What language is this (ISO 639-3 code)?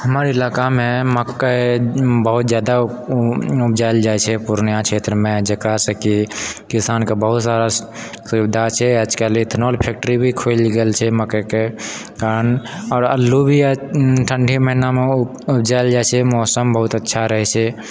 mai